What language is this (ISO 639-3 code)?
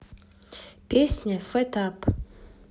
rus